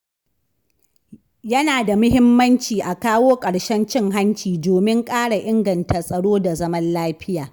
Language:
Hausa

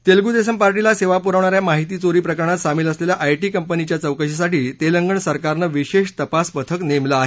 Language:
Marathi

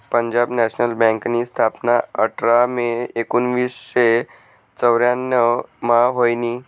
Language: Marathi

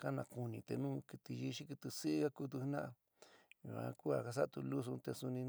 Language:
San Miguel El Grande Mixtec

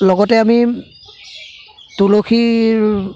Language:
Assamese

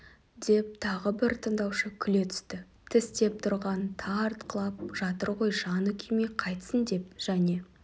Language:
Kazakh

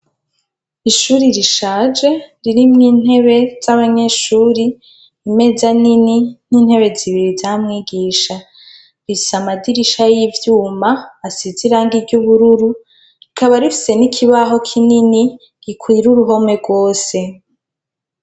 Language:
Rundi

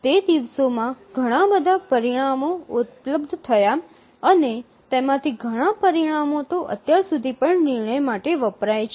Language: Gujarati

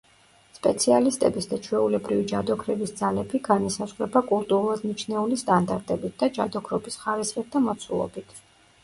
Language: Georgian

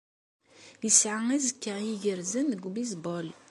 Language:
Kabyle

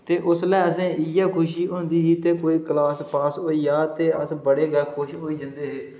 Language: Dogri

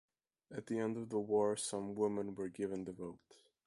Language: English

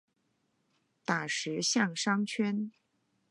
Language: Chinese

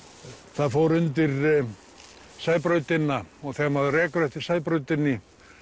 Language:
Icelandic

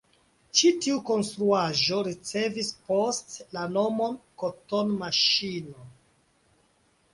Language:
Esperanto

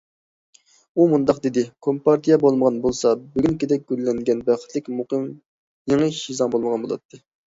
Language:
Uyghur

